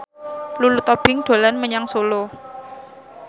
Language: Javanese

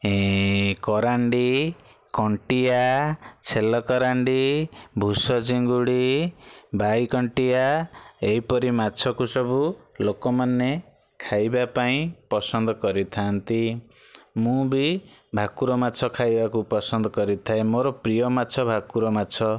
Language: Odia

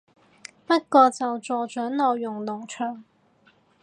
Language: Cantonese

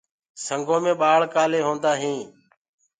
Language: Gurgula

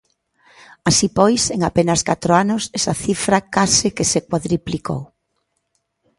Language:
Galician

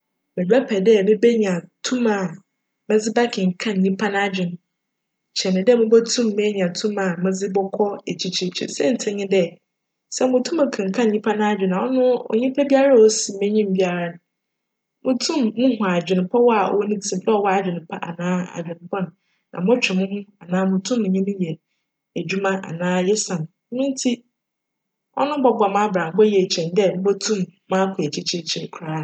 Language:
Akan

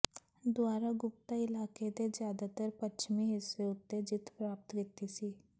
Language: Punjabi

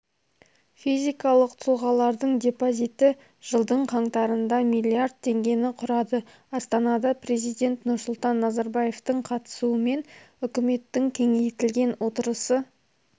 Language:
Kazakh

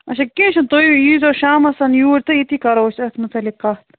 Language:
Kashmiri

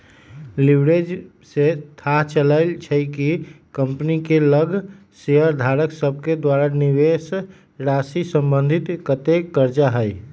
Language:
Magahi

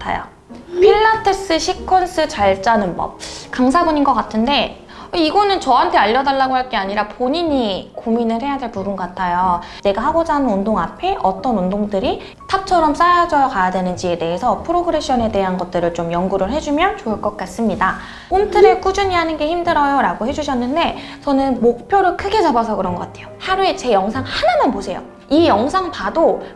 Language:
Korean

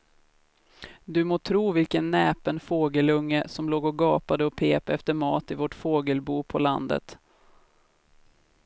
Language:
Swedish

